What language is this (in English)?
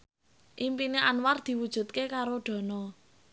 Javanese